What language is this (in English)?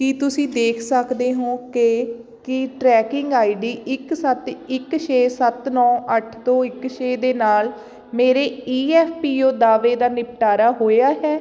Punjabi